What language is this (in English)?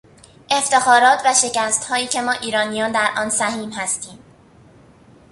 Persian